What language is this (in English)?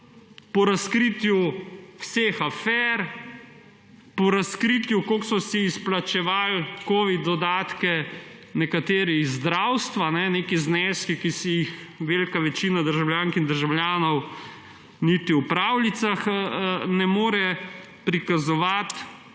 Slovenian